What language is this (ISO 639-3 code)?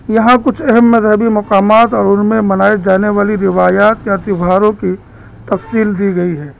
urd